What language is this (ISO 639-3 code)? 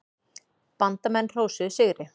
isl